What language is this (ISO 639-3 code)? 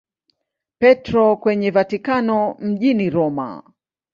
swa